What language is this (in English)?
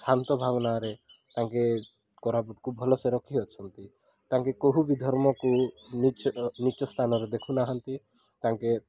Odia